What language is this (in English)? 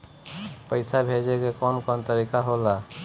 Bhojpuri